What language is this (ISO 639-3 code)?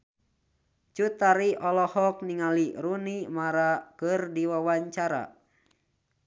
sun